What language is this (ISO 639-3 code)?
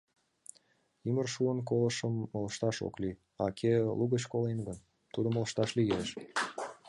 chm